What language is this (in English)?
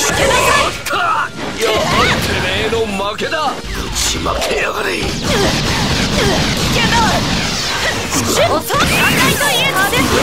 Japanese